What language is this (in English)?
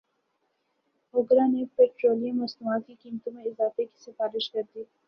Urdu